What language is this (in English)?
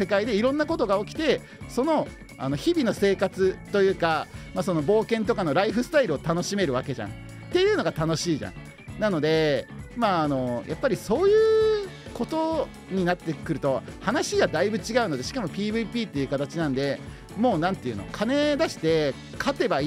Japanese